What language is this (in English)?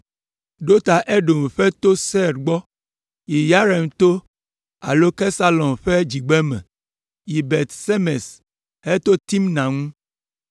Ewe